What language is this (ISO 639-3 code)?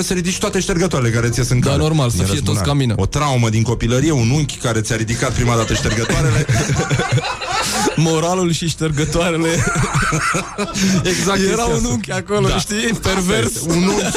ron